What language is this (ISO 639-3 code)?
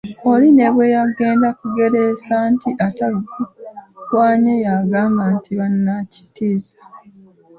lug